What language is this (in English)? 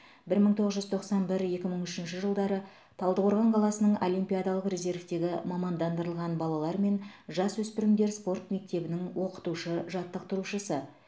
Kazakh